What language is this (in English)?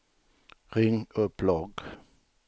Swedish